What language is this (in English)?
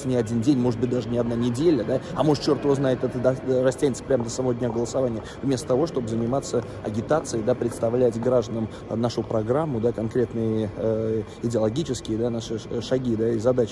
Russian